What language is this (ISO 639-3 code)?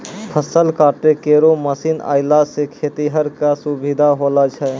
mai